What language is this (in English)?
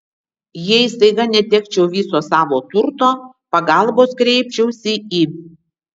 Lithuanian